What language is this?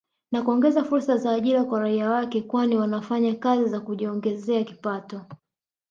Swahili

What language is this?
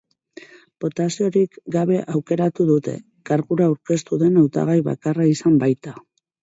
Basque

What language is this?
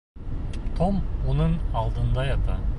Bashkir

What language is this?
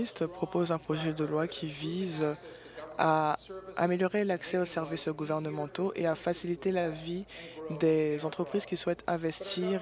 French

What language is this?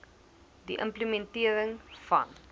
Afrikaans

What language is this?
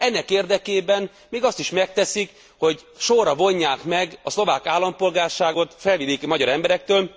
Hungarian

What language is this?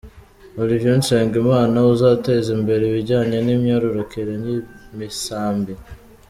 Kinyarwanda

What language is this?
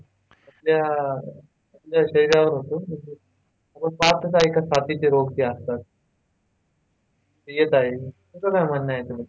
Marathi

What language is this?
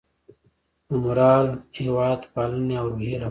Pashto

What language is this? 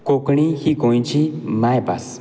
Konkani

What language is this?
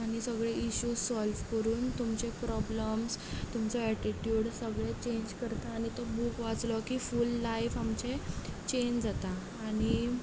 Konkani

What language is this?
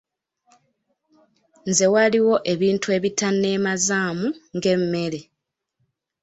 Ganda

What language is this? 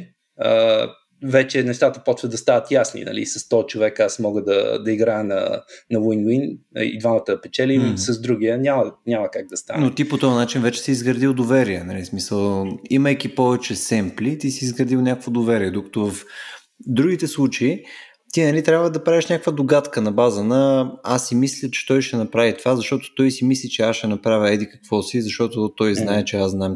Bulgarian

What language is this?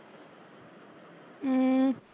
Punjabi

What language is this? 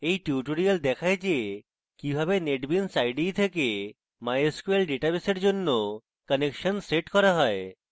Bangla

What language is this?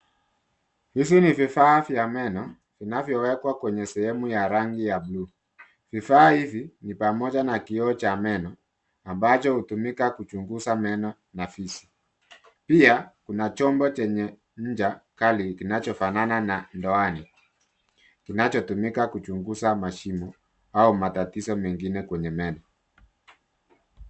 Swahili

